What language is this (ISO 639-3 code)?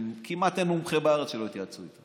heb